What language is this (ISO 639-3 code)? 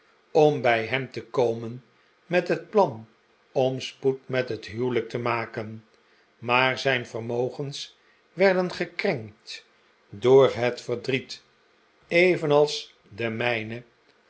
nld